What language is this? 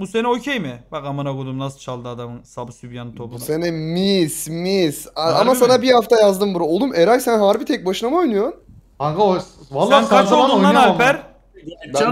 Turkish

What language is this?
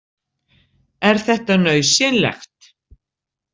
Icelandic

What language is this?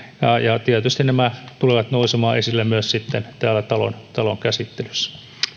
Finnish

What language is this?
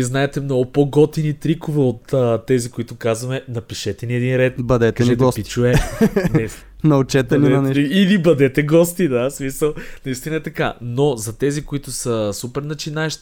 Bulgarian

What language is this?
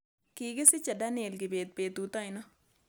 Kalenjin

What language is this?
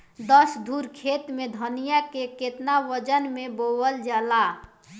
Bhojpuri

